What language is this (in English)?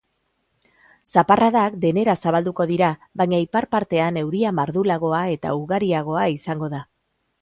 Basque